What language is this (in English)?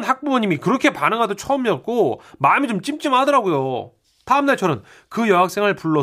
Korean